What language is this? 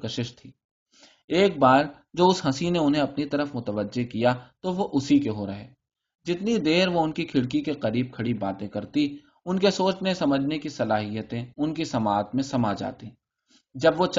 Urdu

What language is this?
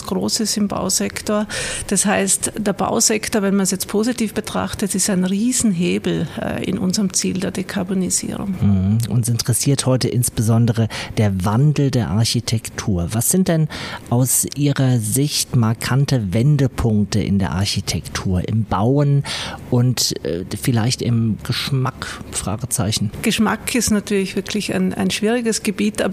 German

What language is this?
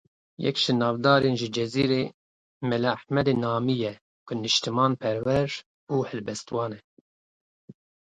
Kurdish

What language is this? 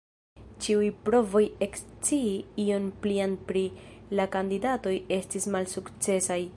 Esperanto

